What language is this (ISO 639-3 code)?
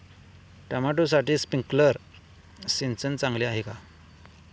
mar